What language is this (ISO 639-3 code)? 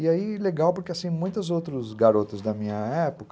por